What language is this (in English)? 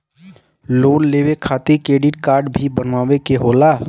Bhojpuri